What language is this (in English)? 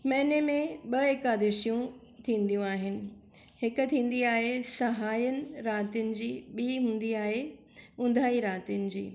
Sindhi